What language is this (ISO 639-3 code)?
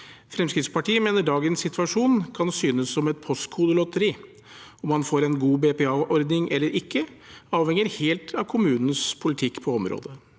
nor